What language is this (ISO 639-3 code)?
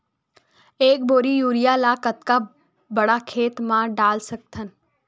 hne